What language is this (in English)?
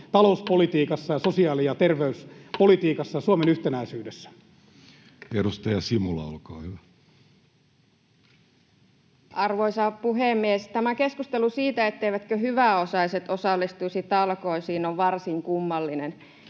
Finnish